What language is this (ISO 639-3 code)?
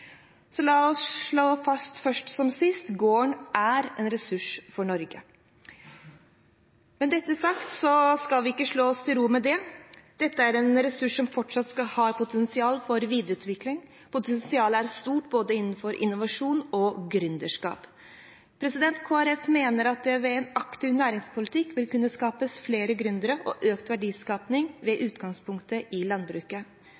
nob